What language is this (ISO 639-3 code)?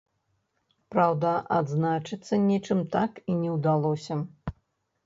bel